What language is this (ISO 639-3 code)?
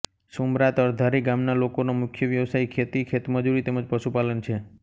guj